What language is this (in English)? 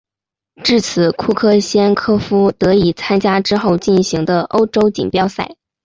Chinese